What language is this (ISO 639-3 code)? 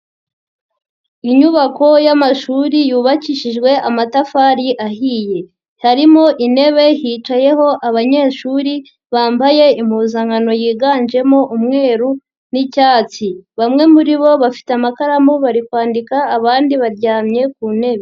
kin